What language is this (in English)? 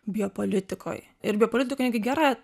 Lithuanian